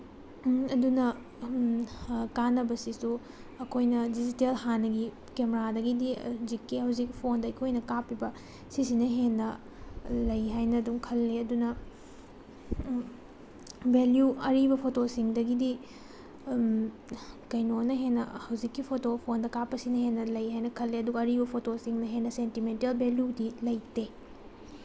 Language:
Manipuri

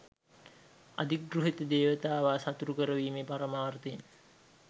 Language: Sinhala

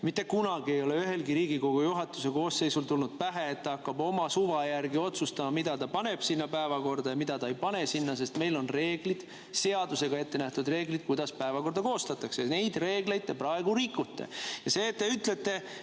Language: Estonian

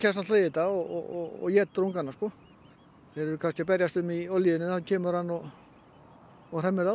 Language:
Icelandic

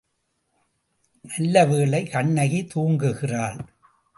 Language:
Tamil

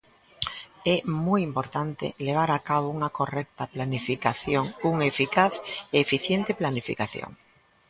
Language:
Galician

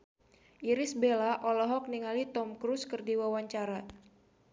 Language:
Sundanese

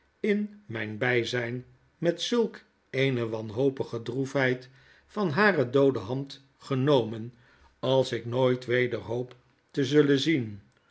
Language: Dutch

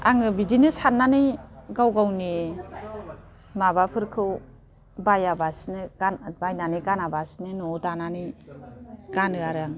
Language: Bodo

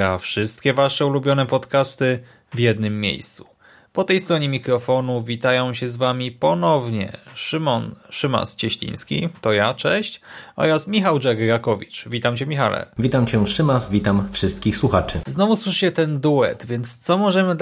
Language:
Polish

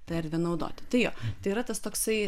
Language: Lithuanian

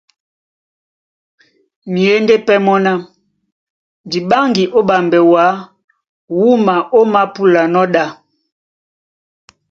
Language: Duala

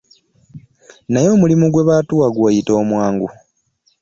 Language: Ganda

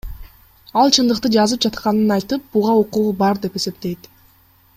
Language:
Kyrgyz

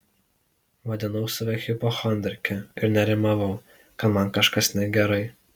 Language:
Lithuanian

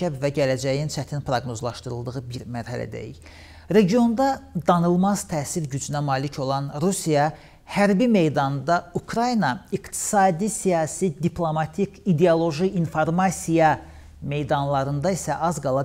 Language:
Turkish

